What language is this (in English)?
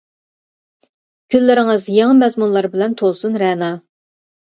Uyghur